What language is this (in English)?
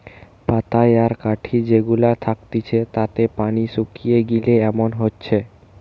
Bangla